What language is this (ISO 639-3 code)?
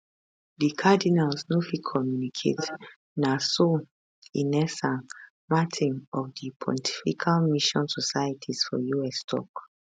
pcm